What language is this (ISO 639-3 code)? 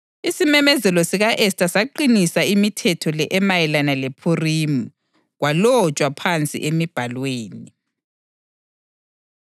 nde